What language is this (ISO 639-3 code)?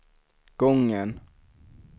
swe